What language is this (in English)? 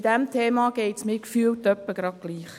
Swiss German